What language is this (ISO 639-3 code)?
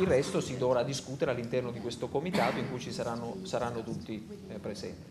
ita